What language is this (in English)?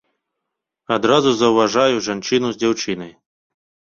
Belarusian